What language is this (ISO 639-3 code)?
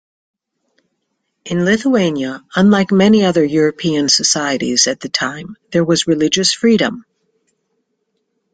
eng